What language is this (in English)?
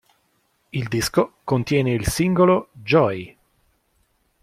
Italian